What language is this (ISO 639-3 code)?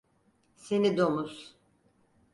tur